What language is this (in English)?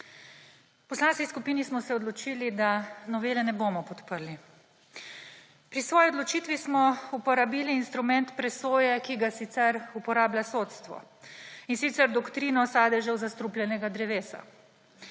Slovenian